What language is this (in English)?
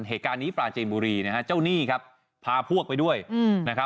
Thai